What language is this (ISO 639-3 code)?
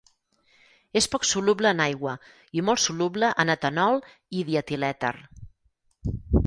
cat